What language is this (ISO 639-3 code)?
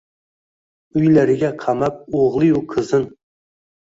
uzb